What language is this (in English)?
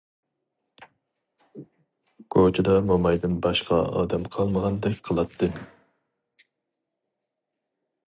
Uyghur